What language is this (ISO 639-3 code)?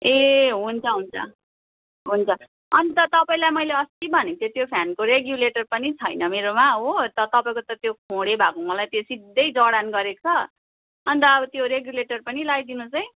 nep